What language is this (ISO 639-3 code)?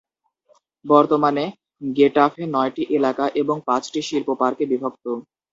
ben